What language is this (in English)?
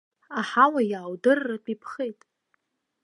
Abkhazian